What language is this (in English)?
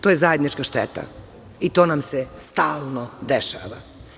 Serbian